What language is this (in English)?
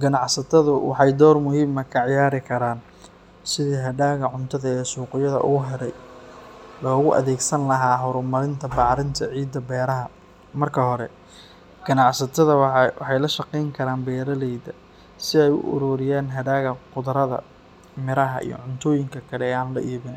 Somali